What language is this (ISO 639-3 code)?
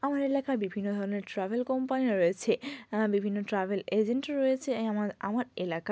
ben